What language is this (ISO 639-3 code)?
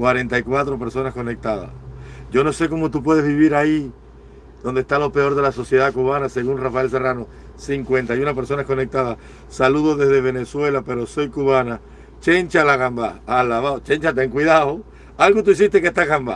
spa